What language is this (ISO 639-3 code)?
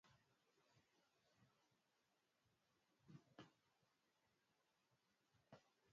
swa